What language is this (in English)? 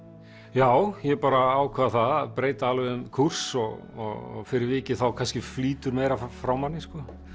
Icelandic